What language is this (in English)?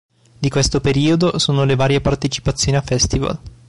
Italian